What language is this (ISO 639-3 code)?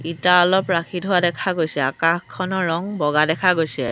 asm